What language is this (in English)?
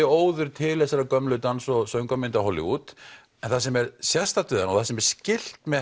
Icelandic